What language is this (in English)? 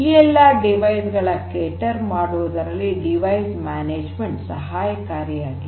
Kannada